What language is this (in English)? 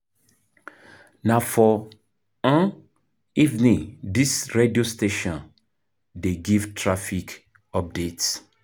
Nigerian Pidgin